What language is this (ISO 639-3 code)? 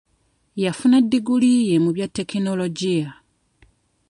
lug